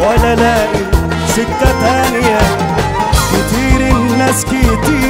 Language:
Arabic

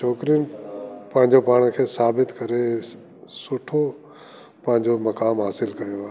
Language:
Sindhi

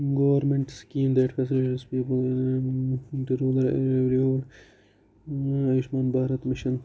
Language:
Kashmiri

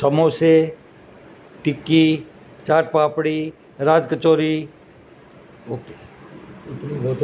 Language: Urdu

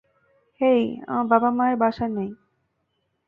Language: Bangla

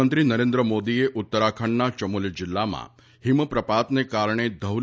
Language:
Gujarati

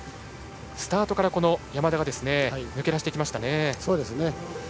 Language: Japanese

